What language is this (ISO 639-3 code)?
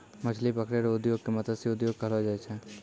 mai